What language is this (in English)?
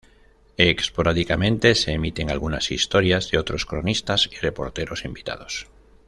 Spanish